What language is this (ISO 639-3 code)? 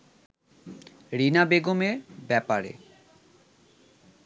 ben